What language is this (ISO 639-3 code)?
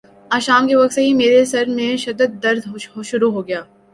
urd